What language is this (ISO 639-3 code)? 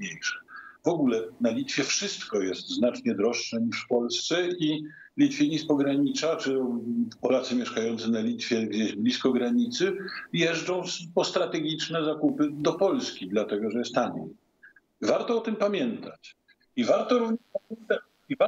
pol